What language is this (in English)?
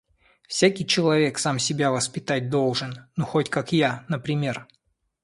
Russian